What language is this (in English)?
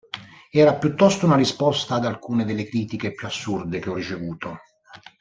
Italian